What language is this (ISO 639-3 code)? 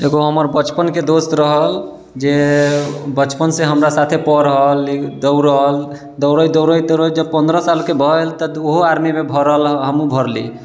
mai